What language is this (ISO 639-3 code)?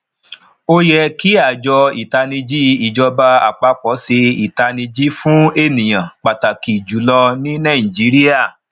yor